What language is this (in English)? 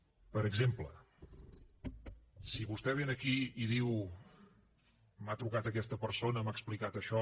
Catalan